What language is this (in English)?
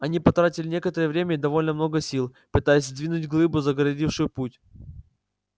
Russian